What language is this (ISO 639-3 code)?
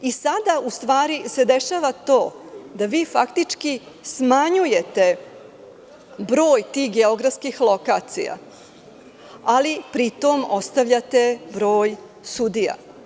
srp